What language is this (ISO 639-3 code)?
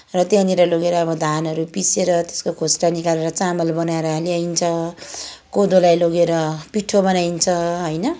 nep